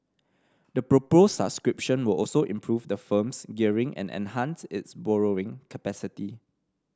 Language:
English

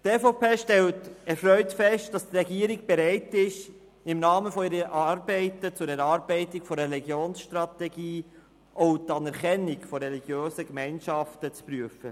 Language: Swiss German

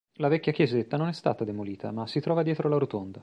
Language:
Italian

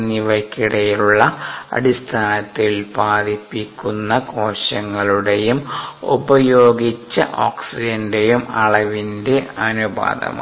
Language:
Malayalam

